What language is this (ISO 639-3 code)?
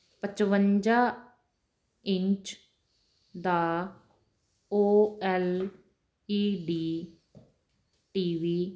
pan